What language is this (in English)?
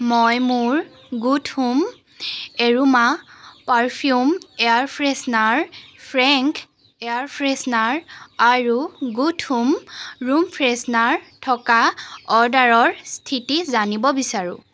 Assamese